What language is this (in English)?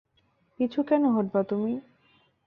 Bangla